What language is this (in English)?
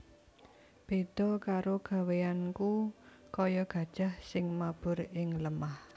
Javanese